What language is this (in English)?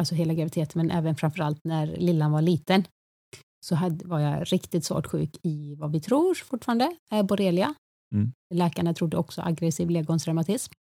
Swedish